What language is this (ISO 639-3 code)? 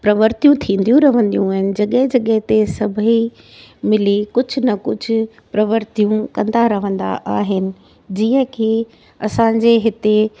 snd